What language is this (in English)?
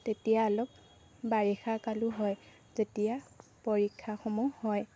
Assamese